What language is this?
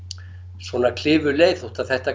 Icelandic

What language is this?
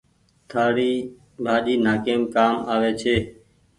Goaria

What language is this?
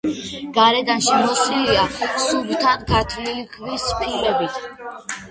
Georgian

